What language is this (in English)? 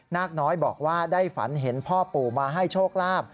Thai